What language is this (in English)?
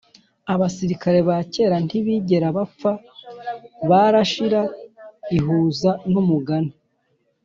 Kinyarwanda